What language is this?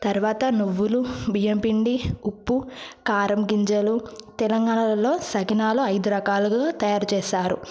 Telugu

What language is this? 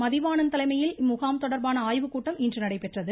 Tamil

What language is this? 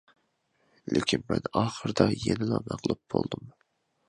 Uyghur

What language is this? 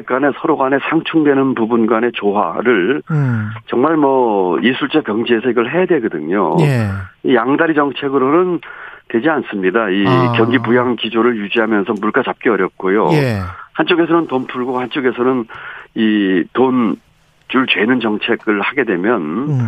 Korean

